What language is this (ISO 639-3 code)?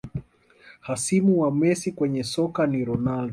swa